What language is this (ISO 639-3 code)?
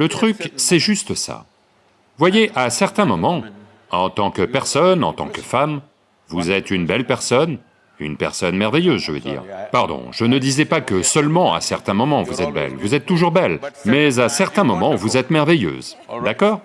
fra